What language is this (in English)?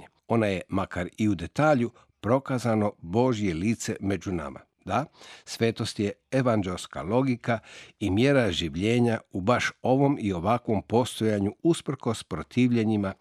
Croatian